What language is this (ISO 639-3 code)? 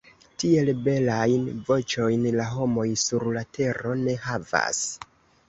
epo